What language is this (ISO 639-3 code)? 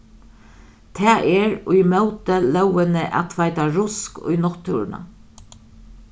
fao